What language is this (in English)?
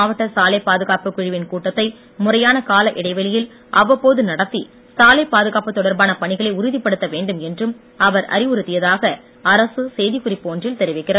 Tamil